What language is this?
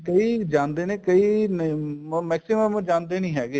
Punjabi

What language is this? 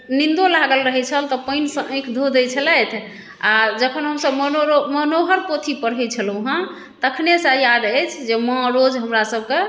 Maithili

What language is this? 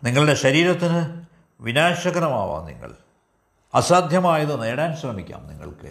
Malayalam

